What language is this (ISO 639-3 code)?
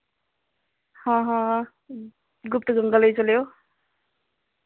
doi